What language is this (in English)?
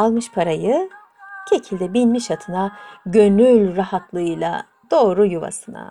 Turkish